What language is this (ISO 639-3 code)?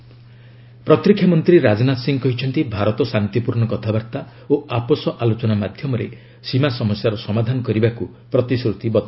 ori